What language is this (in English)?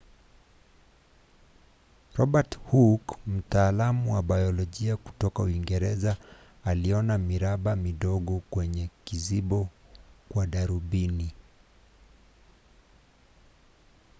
Swahili